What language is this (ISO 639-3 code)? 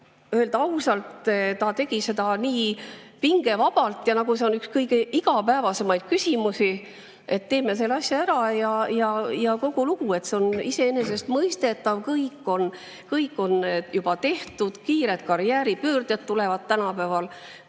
est